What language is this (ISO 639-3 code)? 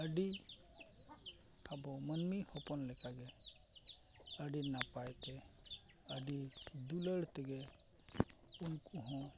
sat